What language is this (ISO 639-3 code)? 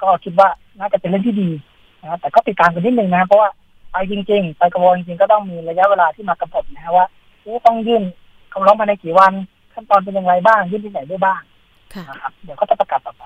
tha